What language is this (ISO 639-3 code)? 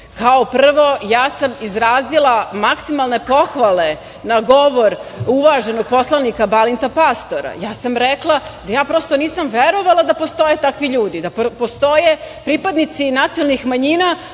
srp